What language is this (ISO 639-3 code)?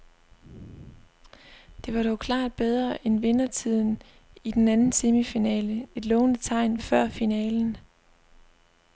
dan